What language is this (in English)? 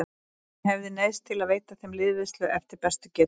Icelandic